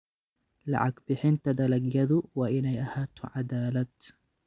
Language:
Somali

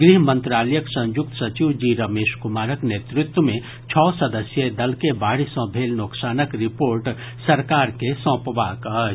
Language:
Maithili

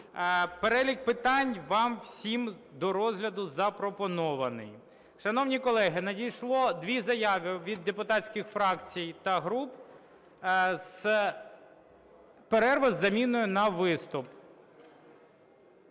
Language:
Ukrainian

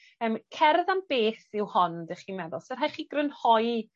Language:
Welsh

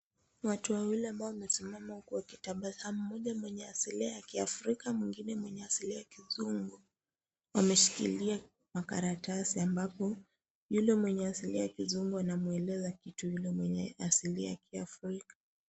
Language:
Swahili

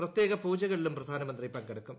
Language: Malayalam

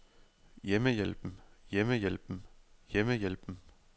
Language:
Danish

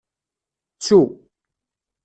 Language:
Kabyle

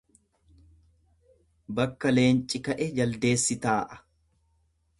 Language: Oromo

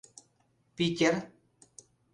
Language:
Mari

